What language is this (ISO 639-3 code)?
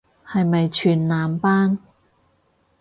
yue